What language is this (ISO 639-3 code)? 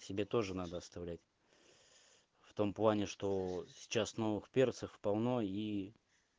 rus